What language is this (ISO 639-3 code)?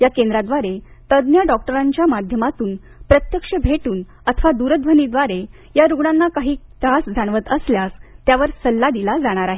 mar